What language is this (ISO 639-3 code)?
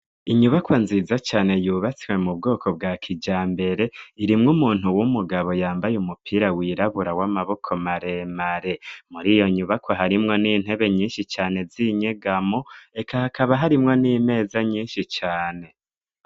run